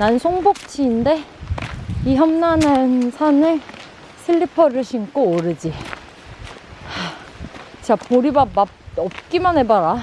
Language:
Korean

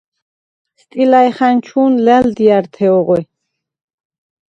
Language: Svan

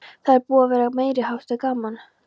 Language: Icelandic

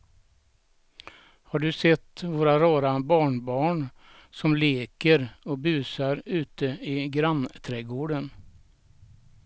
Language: Swedish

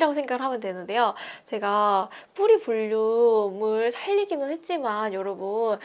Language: Korean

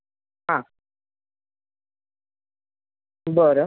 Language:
Marathi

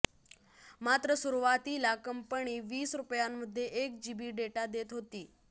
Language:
Marathi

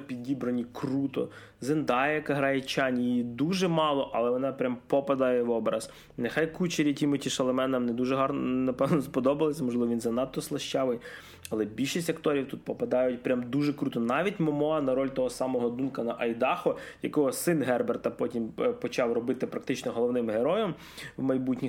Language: Ukrainian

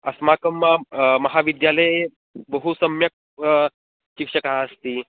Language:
Sanskrit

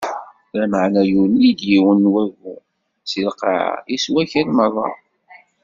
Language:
Kabyle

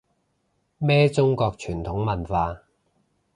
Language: Cantonese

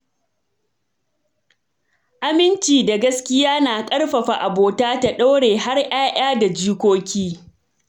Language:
Hausa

